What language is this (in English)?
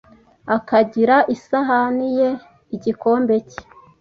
Kinyarwanda